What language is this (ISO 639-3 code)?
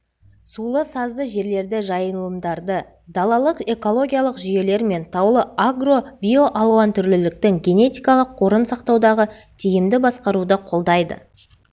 kaz